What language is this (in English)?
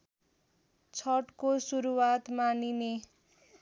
Nepali